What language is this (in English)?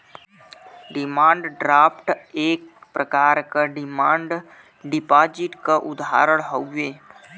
Bhojpuri